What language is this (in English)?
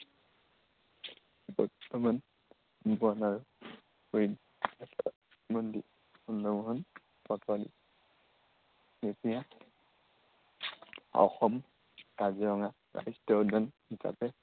Assamese